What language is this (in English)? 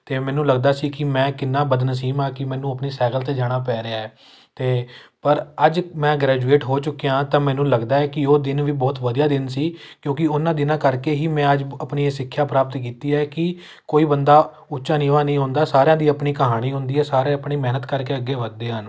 Punjabi